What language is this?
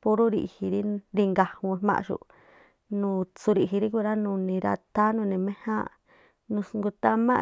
Tlacoapa Me'phaa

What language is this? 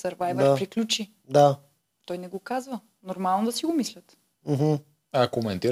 Bulgarian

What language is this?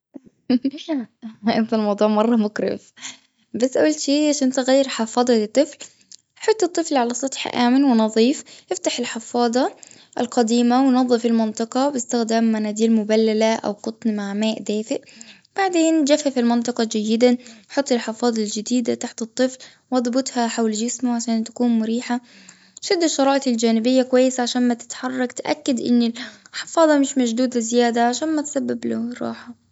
Gulf Arabic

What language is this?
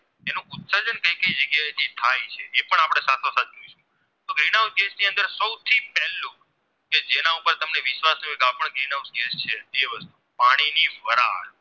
Gujarati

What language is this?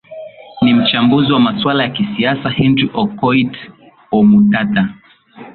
Swahili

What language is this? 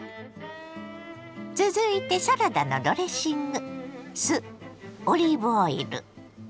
Japanese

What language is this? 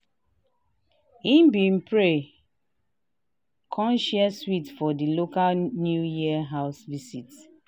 Nigerian Pidgin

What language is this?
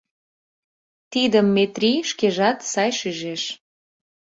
Mari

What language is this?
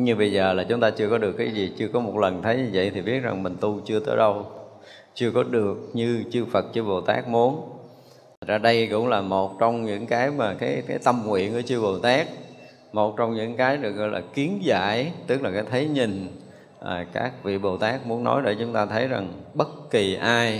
Vietnamese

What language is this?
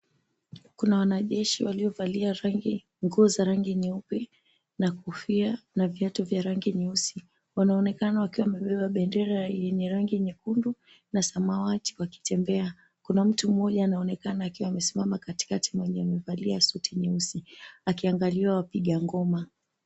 Swahili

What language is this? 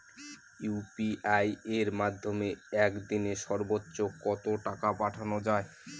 Bangla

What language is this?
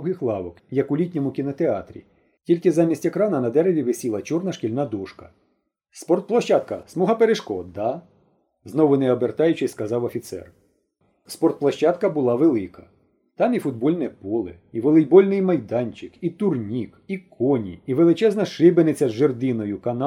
Ukrainian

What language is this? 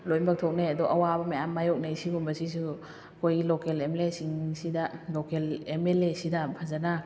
Manipuri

